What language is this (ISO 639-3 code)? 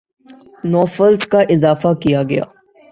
urd